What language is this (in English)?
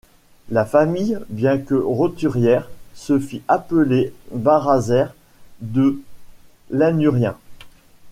French